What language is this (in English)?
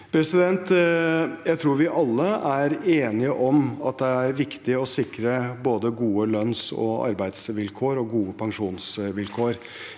Norwegian